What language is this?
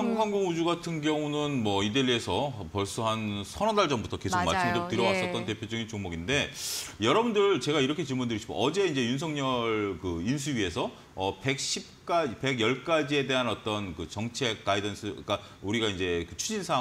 Korean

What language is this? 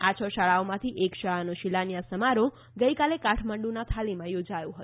Gujarati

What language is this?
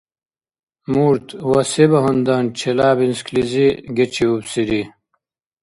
Dargwa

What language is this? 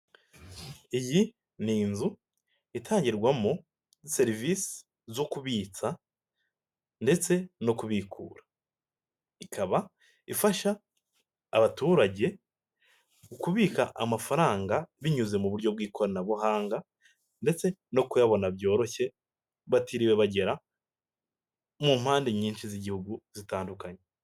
Kinyarwanda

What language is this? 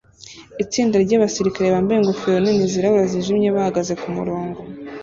Kinyarwanda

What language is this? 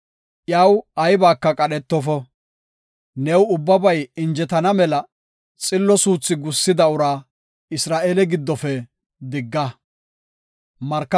Gofa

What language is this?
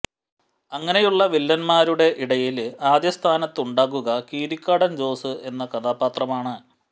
Malayalam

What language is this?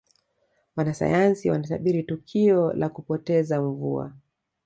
Swahili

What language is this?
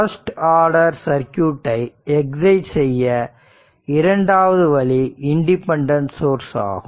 Tamil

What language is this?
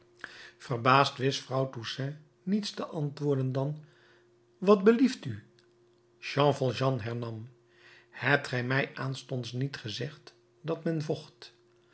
Dutch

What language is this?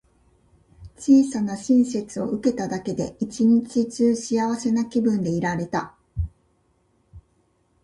Japanese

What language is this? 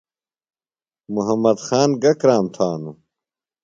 Phalura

